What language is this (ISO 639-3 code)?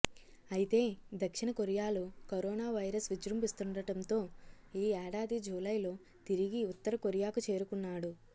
tel